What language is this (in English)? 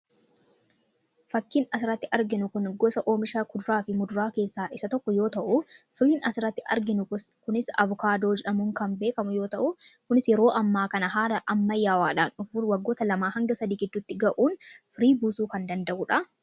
Oromo